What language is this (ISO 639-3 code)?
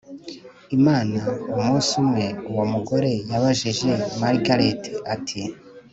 kin